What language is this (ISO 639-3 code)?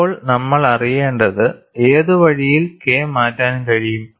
mal